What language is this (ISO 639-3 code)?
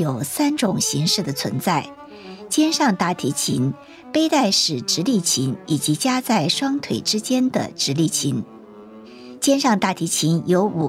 zho